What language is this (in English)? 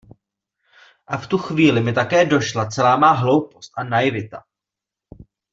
Czech